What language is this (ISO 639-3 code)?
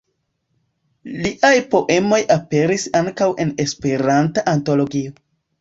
epo